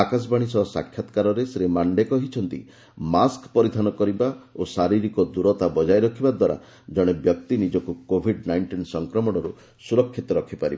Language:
Odia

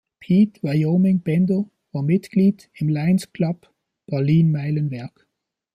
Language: German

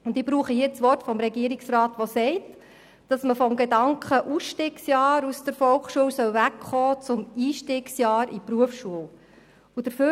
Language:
Swiss German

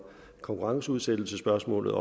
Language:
Danish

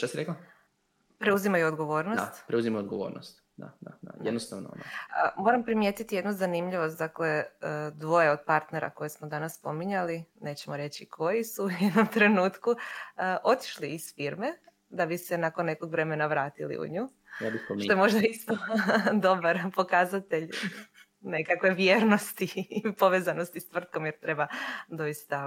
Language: Croatian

